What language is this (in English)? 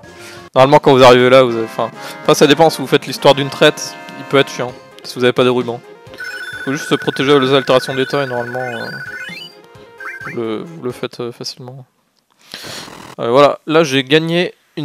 French